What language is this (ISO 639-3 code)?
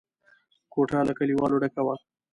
pus